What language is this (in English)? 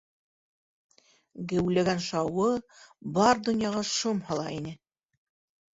Bashkir